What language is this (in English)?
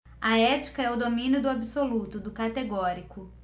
Portuguese